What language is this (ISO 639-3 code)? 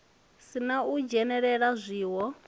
ven